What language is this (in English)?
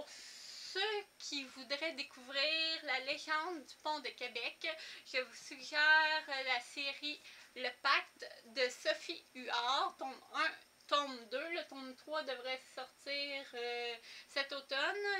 French